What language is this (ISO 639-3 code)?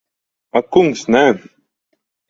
lav